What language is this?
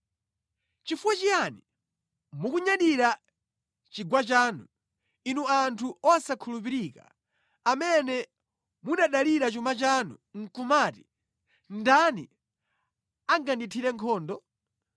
Nyanja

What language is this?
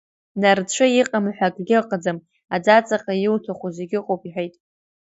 Abkhazian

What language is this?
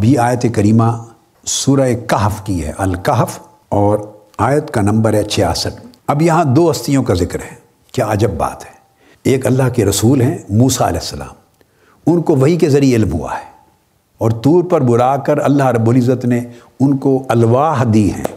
Urdu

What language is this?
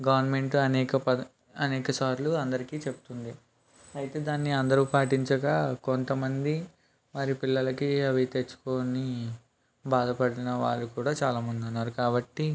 Telugu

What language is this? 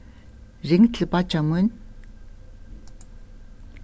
Faroese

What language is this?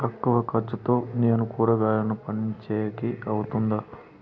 Telugu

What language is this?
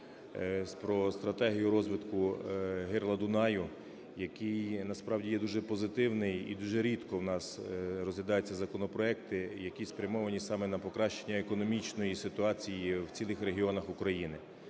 Ukrainian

